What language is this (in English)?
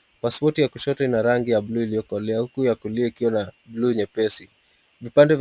Swahili